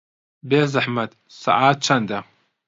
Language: Central Kurdish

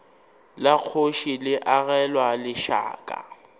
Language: Northern Sotho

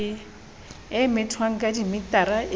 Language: Southern Sotho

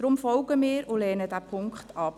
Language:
Swiss German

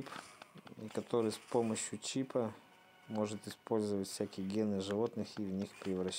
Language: Russian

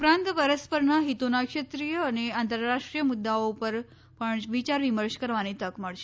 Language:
Gujarati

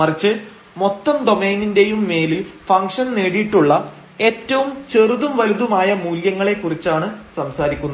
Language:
Malayalam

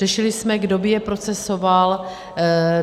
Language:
Czech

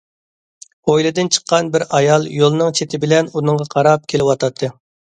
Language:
Uyghur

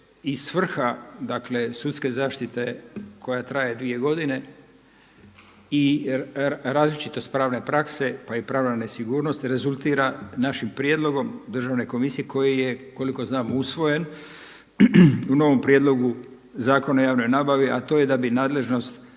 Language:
Croatian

